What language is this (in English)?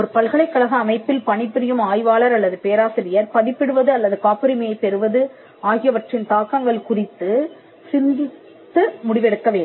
Tamil